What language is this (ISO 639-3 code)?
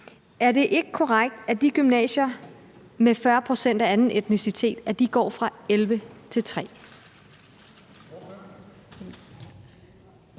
dan